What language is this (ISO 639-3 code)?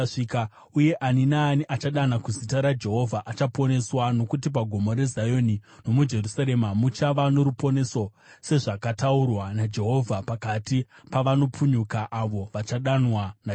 sna